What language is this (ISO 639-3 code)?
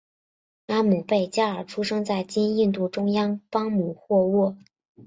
zho